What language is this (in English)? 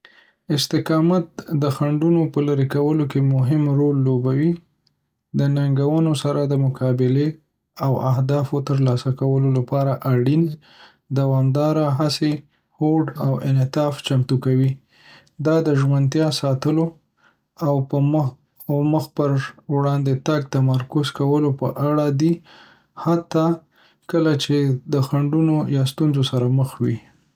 Pashto